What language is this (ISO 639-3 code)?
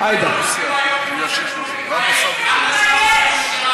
heb